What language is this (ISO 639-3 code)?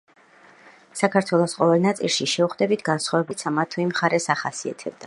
kat